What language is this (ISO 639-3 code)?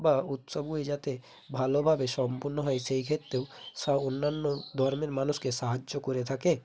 ben